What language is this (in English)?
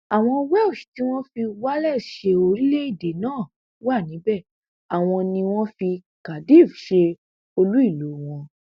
Yoruba